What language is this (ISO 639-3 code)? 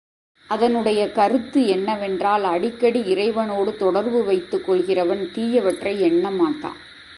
tam